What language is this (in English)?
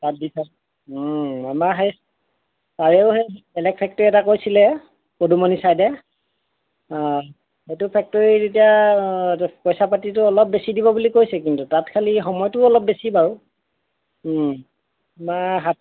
Assamese